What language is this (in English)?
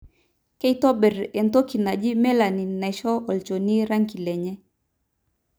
Masai